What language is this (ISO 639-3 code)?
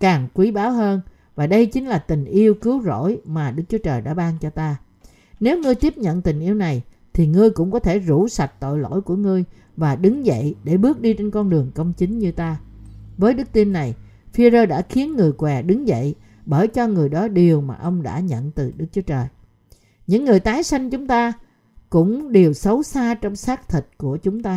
vie